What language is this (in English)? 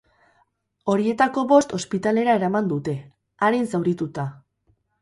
Basque